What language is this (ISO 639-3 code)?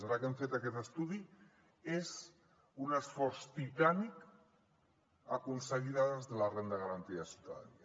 cat